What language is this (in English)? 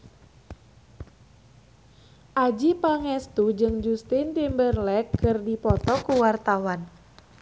Sundanese